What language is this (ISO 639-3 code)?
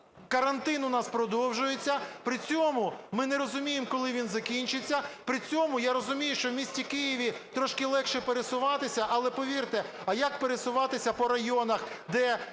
ukr